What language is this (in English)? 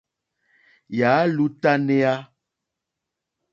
Mokpwe